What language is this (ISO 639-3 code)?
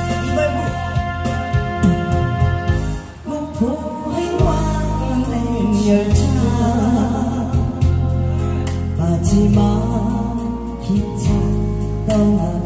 kor